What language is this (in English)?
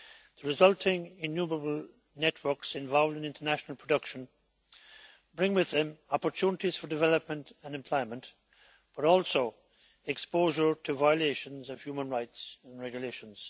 English